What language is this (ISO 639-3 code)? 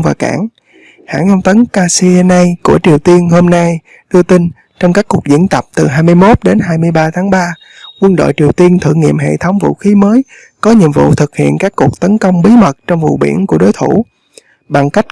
vie